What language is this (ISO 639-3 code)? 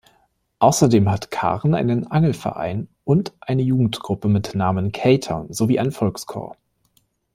deu